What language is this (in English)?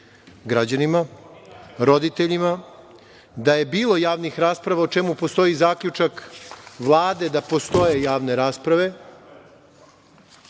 Serbian